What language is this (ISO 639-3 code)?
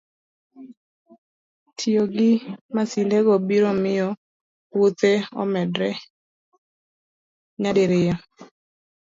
luo